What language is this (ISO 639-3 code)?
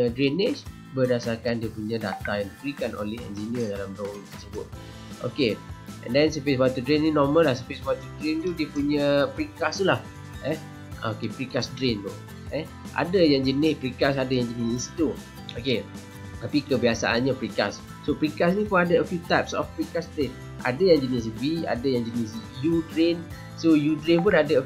msa